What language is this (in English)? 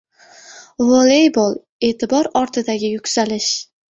Uzbek